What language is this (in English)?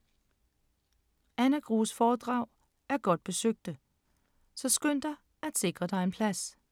Danish